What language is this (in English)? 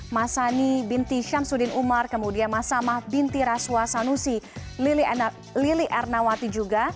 Indonesian